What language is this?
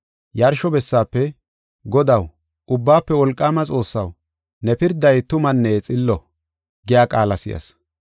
Gofa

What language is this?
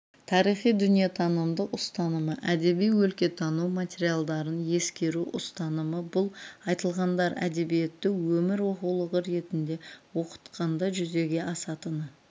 Kazakh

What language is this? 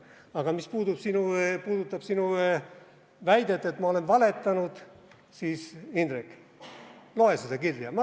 Estonian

